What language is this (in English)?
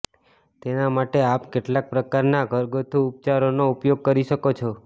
Gujarati